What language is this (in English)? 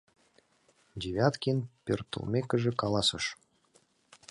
Mari